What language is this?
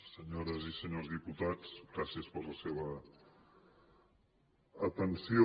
Catalan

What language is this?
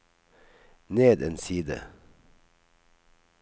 Norwegian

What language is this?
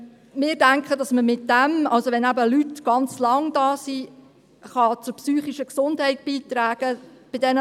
Swiss German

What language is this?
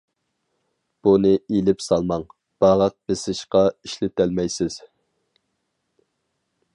Uyghur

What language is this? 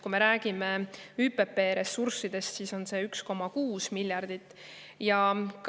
Estonian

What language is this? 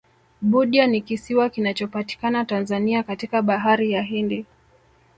Swahili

